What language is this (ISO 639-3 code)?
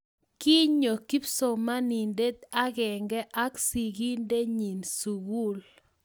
kln